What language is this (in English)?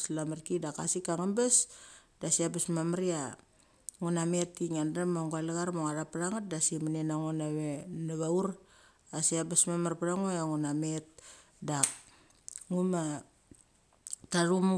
Mali